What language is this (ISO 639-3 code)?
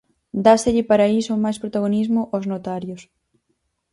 glg